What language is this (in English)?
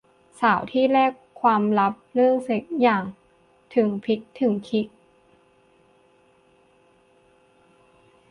Thai